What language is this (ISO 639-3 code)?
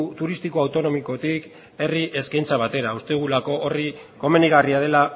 eus